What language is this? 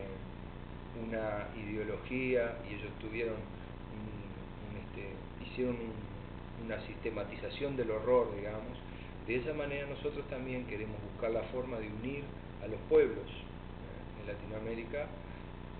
Spanish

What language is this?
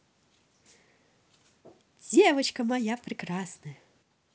Russian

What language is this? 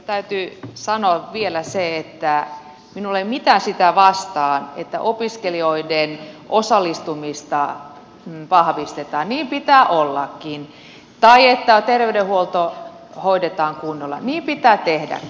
Finnish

